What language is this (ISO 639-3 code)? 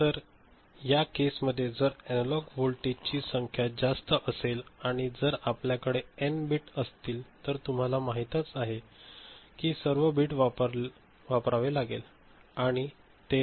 mar